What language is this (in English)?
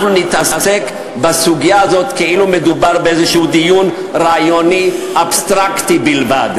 Hebrew